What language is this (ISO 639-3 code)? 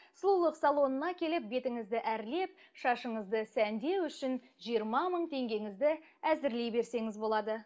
kaz